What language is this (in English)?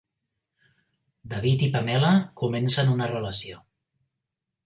Catalan